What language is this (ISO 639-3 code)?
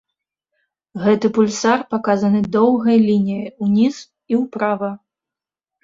bel